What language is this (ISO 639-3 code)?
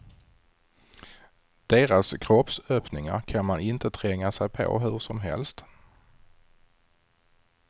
swe